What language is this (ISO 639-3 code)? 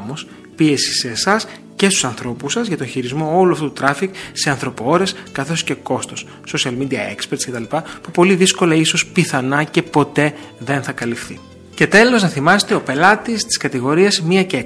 ell